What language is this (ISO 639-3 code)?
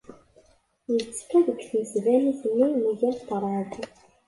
kab